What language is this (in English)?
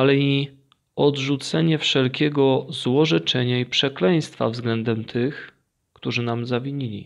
Polish